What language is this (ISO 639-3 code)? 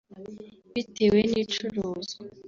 kin